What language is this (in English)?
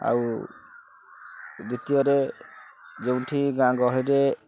Odia